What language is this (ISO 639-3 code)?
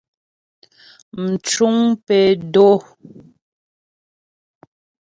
bbj